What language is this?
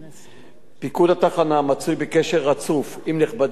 Hebrew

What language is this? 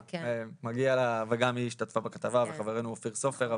Hebrew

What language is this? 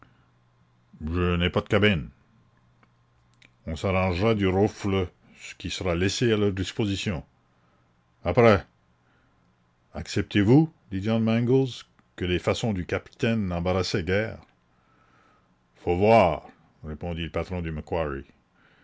French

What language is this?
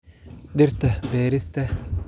Somali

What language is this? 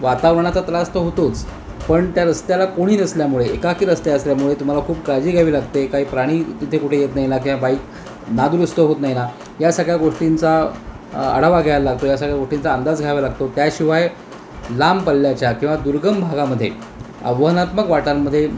Marathi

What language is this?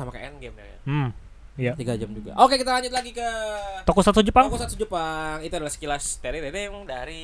Indonesian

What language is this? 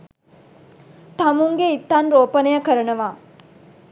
Sinhala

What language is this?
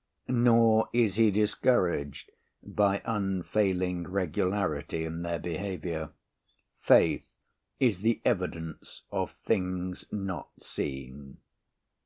English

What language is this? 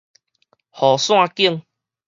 Min Nan Chinese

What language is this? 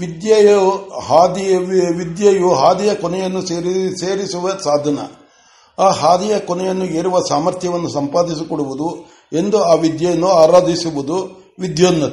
Kannada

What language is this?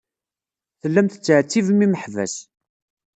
Kabyle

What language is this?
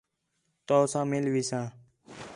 Khetrani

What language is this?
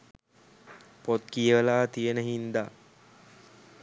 Sinhala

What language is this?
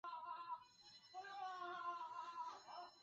Chinese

